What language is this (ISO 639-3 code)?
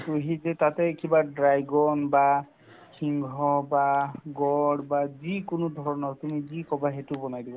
asm